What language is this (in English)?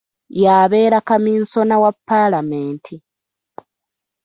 Ganda